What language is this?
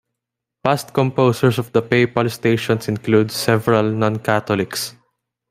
English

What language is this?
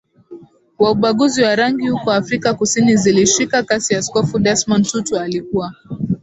Swahili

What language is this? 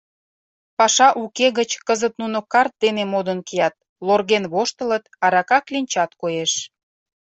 Mari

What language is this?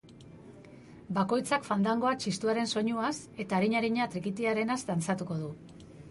Basque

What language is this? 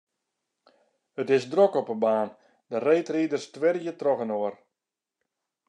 Western Frisian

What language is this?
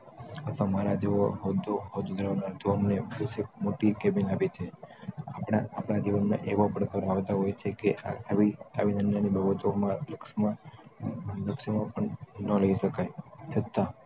Gujarati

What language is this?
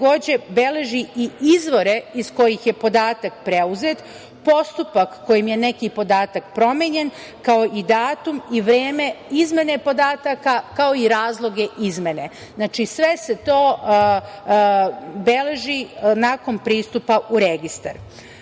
Serbian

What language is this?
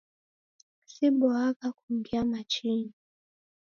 Taita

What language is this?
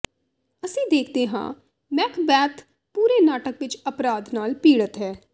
Punjabi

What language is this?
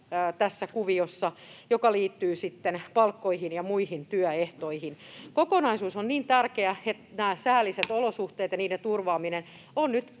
Finnish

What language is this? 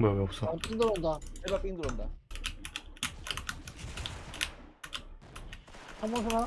Korean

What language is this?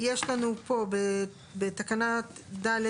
Hebrew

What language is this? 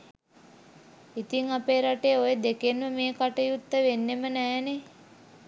Sinhala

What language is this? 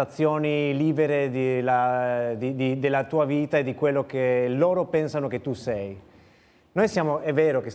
Italian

